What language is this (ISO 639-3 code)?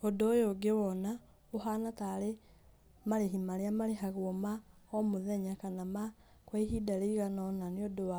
kik